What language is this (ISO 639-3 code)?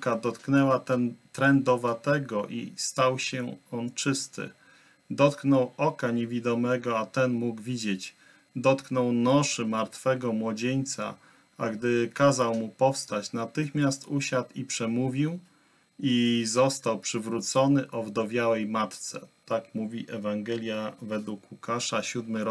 pol